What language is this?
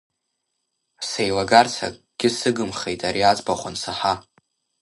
Abkhazian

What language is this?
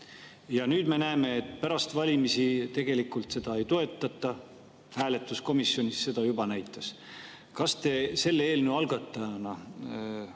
Estonian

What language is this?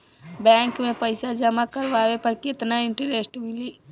Bhojpuri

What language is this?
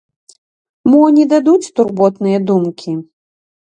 Belarusian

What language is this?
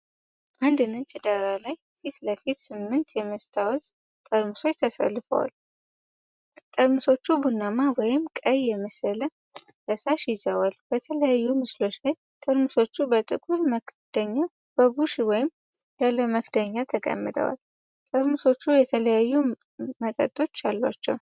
Amharic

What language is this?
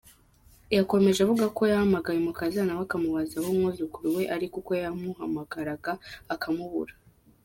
Kinyarwanda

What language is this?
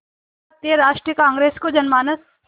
Hindi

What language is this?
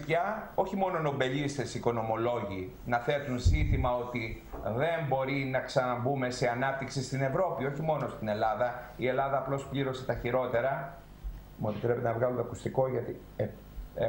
Greek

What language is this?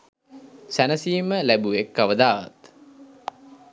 Sinhala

